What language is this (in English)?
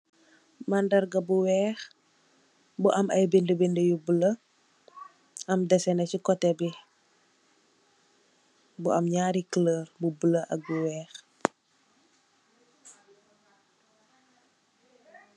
Wolof